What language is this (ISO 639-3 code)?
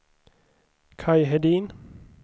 swe